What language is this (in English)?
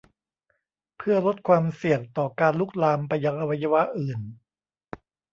Thai